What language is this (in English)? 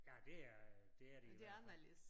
Danish